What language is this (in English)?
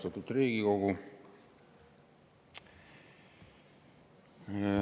Estonian